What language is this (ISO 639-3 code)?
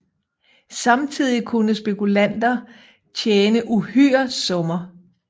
dan